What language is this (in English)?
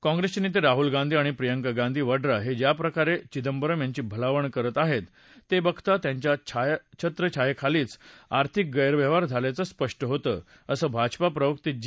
Marathi